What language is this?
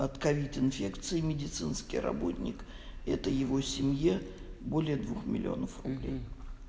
Russian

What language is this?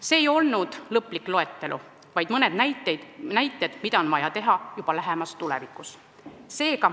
Estonian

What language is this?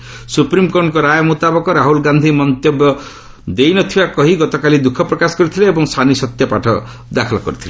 Odia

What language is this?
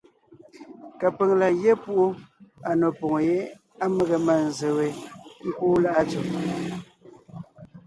Ngiemboon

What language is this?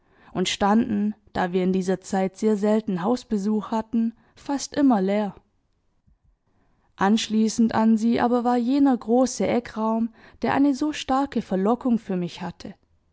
German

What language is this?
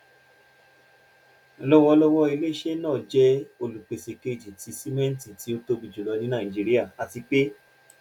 Yoruba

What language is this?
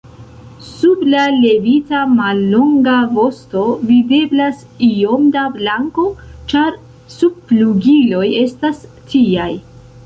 Esperanto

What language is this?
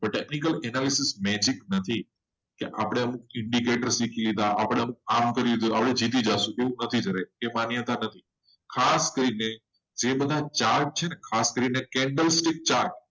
Gujarati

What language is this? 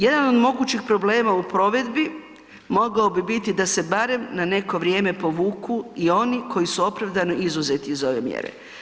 Croatian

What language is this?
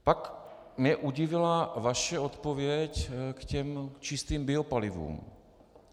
Czech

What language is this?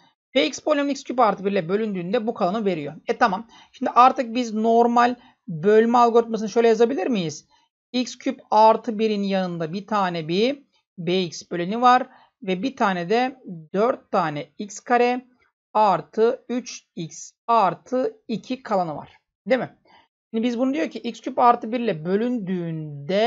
Turkish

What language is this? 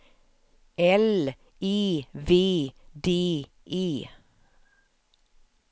Swedish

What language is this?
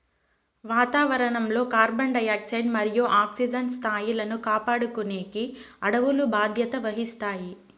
Telugu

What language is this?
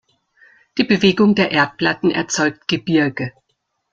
German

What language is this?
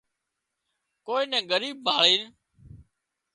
Wadiyara Koli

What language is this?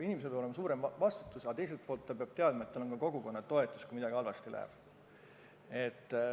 Estonian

